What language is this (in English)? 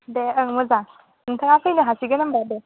Bodo